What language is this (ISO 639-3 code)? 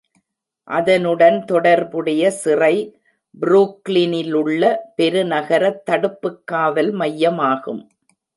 tam